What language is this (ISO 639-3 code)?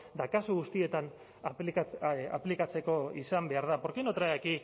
eus